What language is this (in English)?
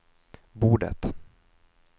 Swedish